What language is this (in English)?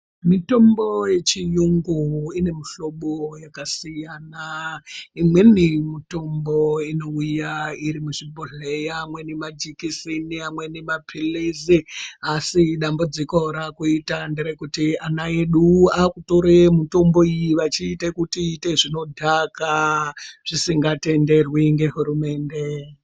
Ndau